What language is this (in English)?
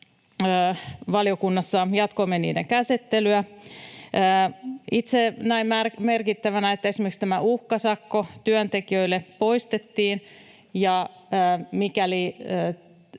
Finnish